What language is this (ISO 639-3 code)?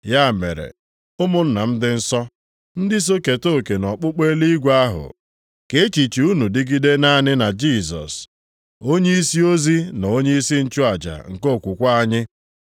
ibo